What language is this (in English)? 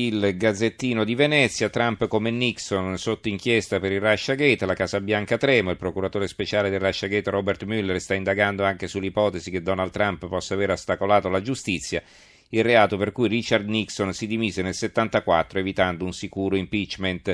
Italian